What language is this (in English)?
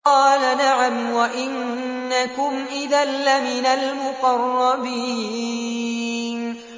Arabic